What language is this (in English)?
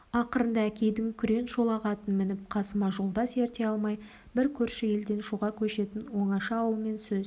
Kazakh